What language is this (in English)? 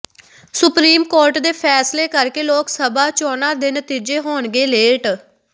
Punjabi